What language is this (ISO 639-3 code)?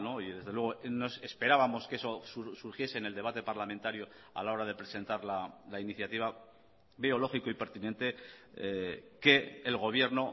spa